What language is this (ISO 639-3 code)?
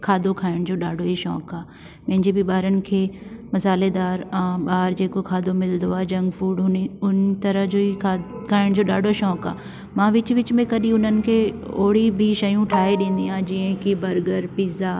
snd